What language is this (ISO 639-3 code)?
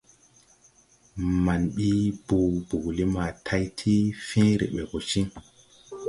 tui